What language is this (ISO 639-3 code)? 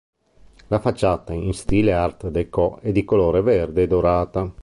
ita